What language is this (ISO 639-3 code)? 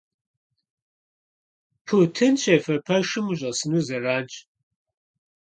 kbd